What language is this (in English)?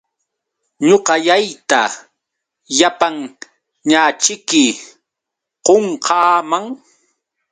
Yauyos Quechua